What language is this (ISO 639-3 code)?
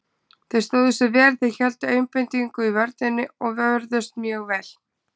isl